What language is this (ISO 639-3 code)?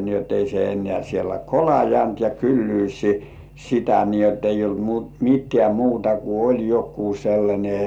fin